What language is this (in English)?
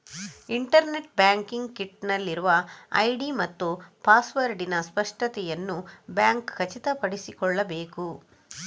Kannada